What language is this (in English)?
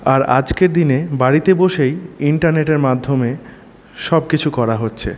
Bangla